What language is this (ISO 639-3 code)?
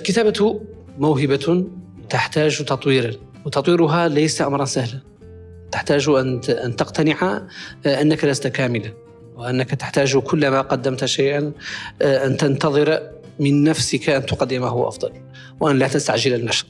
ara